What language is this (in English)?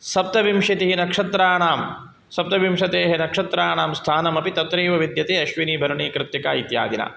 Sanskrit